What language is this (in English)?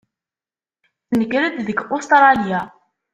Kabyle